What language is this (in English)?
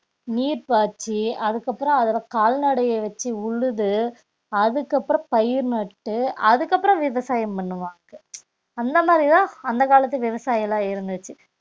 Tamil